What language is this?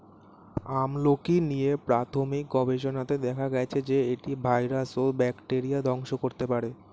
Bangla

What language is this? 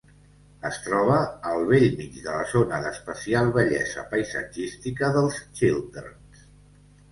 Catalan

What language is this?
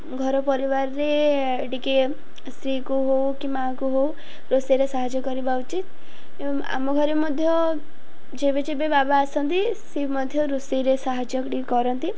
Odia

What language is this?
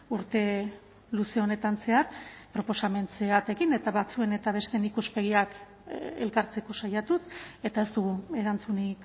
Basque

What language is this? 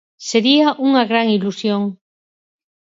Galician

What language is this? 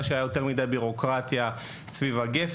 Hebrew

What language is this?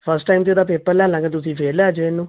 Punjabi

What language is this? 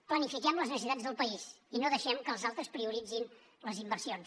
Catalan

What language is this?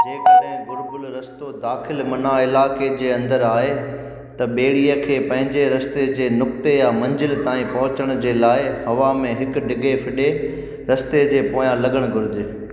Sindhi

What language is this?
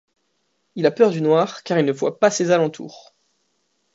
French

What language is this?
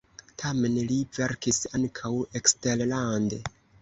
Esperanto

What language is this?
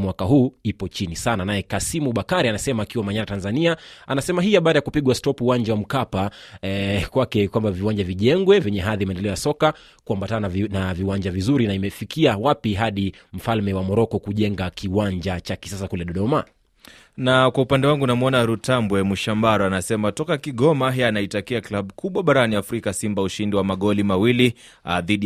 Swahili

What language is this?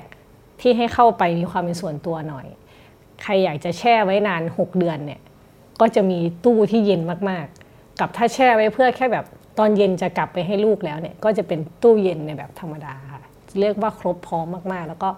Thai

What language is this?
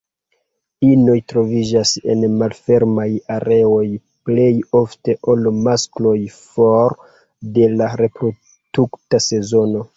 Esperanto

